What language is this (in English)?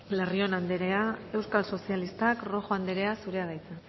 Basque